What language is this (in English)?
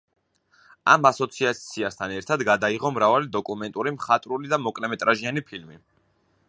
Georgian